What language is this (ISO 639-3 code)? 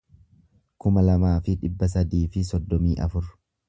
orm